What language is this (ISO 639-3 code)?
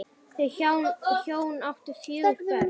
isl